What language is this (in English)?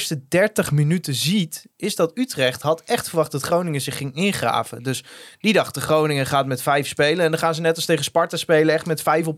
Dutch